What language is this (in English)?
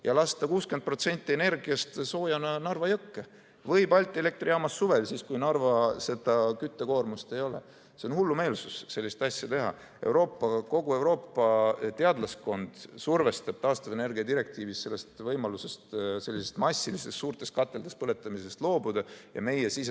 Estonian